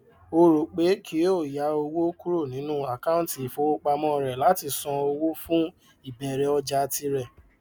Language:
Yoruba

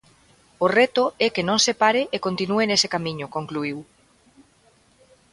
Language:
Galician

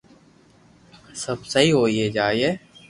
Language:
Loarki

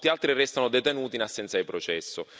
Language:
Italian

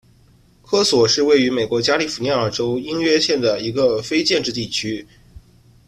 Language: Chinese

